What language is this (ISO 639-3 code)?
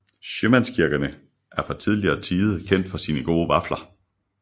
dan